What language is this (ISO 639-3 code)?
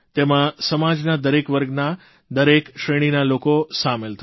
guj